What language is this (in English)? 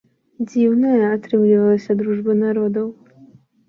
Belarusian